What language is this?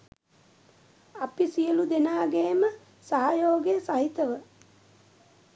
Sinhala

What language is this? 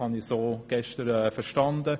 Swiss German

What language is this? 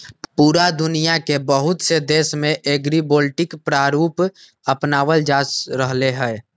Magahi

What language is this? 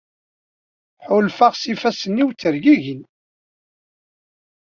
Kabyle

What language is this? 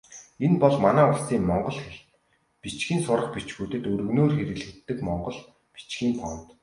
Mongolian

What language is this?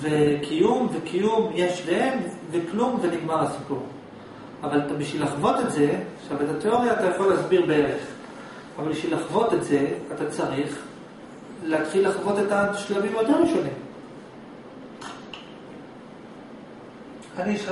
Hebrew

